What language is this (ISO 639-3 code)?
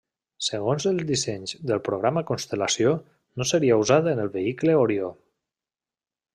cat